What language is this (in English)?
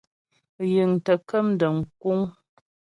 Ghomala